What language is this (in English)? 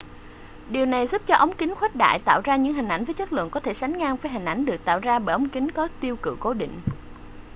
Vietnamese